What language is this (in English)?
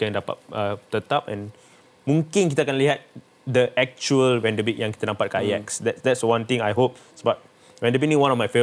Malay